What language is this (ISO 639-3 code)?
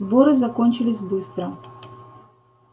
rus